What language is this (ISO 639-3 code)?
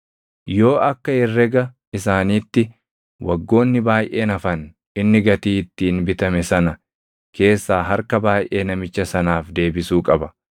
orm